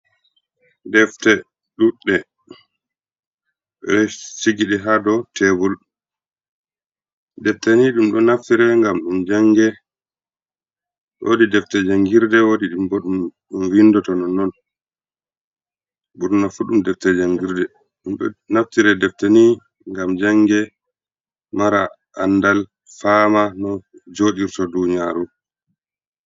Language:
Fula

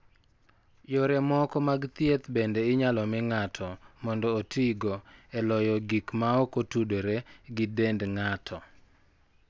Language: Luo (Kenya and Tanzania)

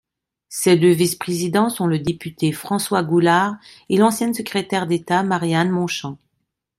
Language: French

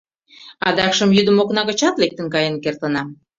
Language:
Mari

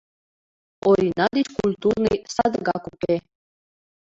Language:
Mari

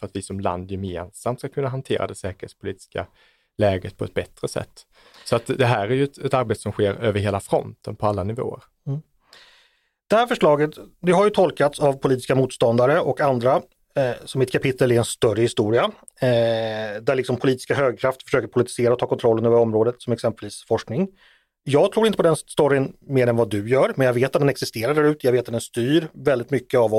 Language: Swedish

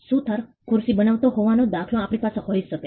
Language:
Gujarati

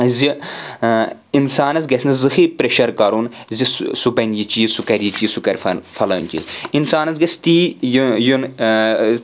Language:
Kashmiri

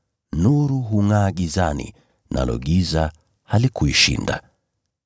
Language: Swahili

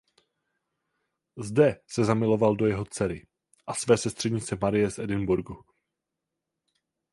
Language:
Czech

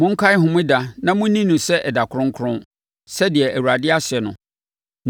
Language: Akan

